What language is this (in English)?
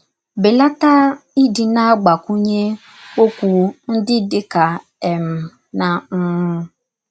Igbo